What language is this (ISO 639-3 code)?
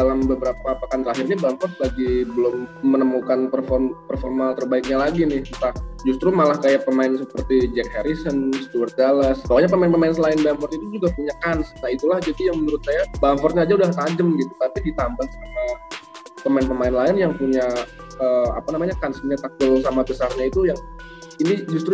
ind